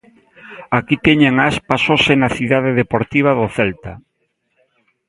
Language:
Galician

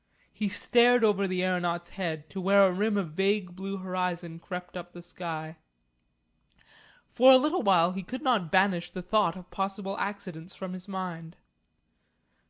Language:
English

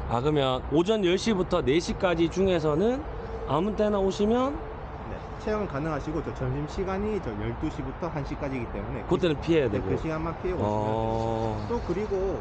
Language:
Korean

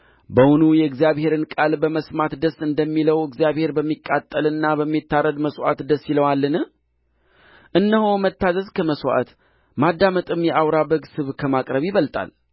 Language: Amharic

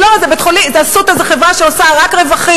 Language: Hebrew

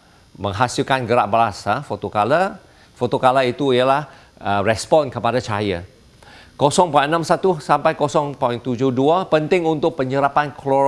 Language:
Malay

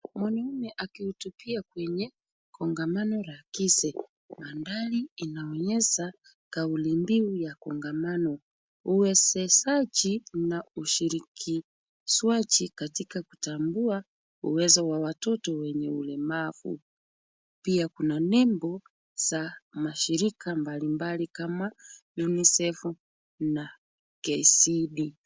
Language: Swahili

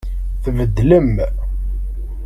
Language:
Kabyle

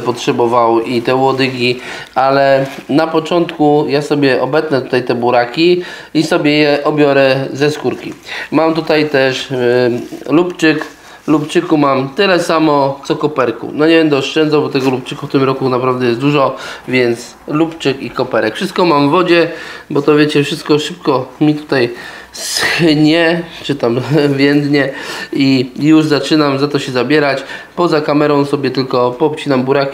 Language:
Polish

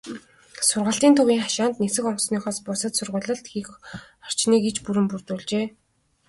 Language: Mongolian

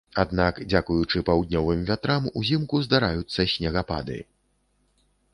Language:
Belarusian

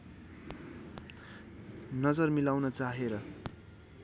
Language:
Nepali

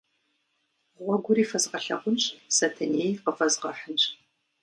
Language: Kabardian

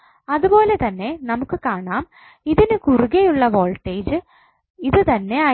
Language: Malayalam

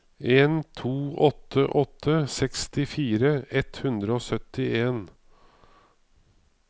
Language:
Norwegian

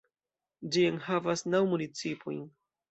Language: Esperanto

